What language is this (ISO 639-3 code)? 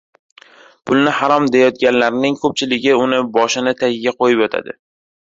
uzb